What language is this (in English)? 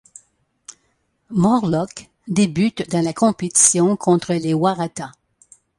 French